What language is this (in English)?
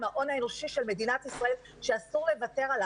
Hebrew